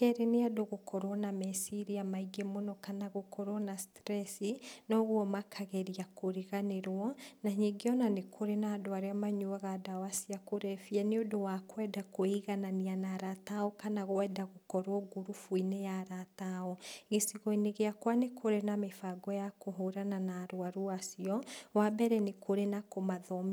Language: Kikuyu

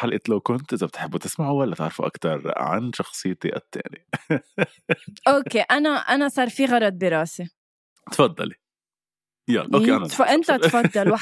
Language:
Arabic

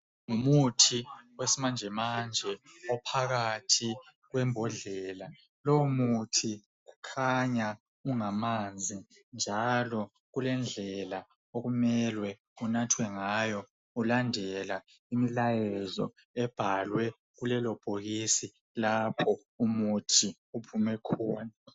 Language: North Ndebele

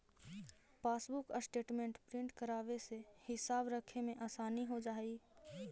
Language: Magahi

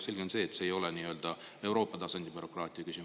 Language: Estonian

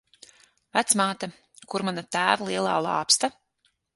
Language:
Latvian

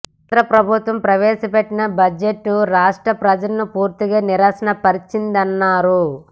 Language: Telugu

